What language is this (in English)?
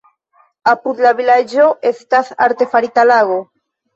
Esperanto